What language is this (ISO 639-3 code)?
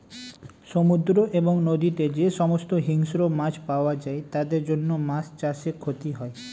ben